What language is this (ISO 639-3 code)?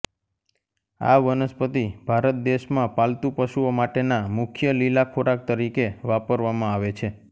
guj